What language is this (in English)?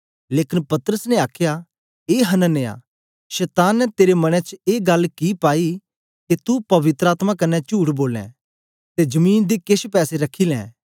Dogri